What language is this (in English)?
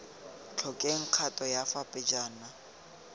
Tswana